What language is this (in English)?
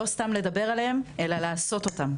Hebrew